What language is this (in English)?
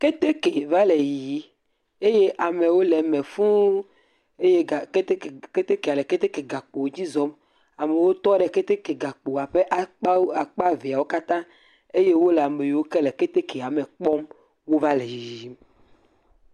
Ewe